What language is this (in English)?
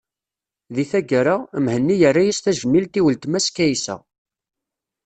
Kabyle